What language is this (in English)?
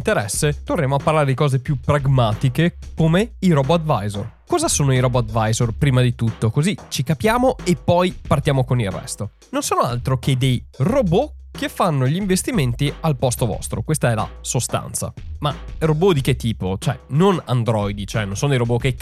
Italian